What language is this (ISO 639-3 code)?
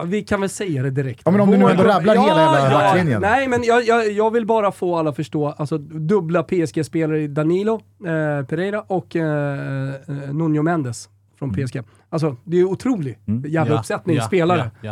swe